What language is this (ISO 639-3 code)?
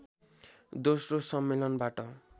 nep